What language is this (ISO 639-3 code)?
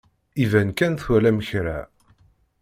kab